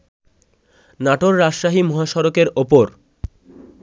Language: Bangla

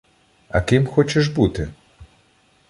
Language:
Ukrainian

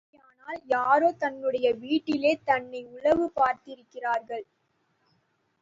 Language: Tamil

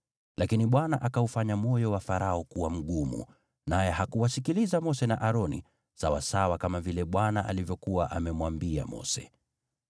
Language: Swahili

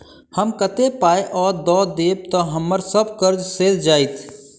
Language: Maithili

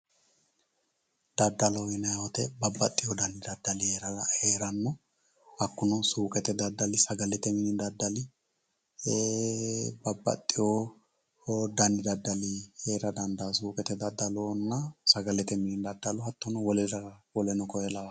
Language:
Sidamo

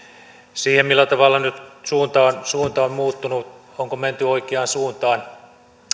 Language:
Finnish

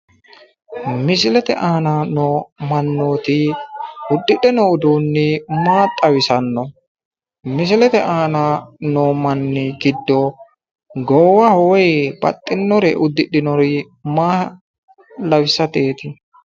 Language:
Sidamo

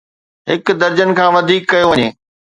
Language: Sindhi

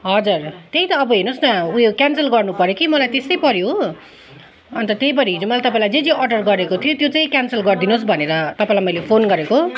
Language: Nepali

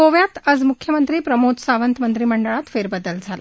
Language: Marathi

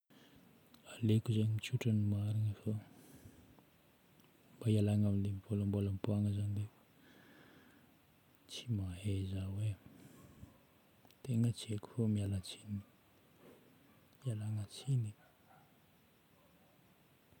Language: Northern Betsimisaraka Malagasy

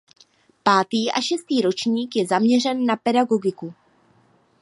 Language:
Czech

